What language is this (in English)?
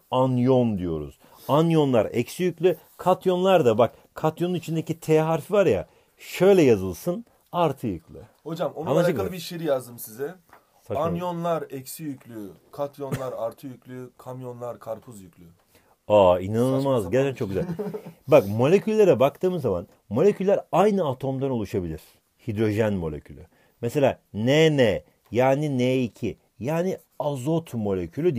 Turkish